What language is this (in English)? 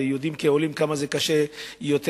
Hebrew